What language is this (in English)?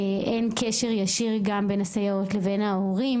Hebrew